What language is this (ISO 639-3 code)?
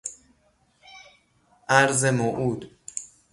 fas